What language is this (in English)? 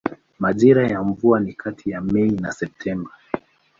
Swahili